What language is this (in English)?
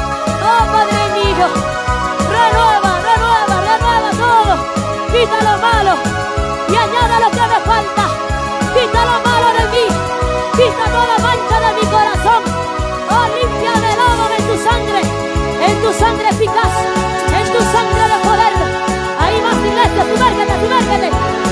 Spanish